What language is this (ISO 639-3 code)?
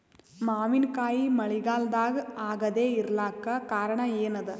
kan